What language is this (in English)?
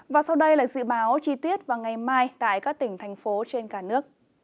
Vietnamese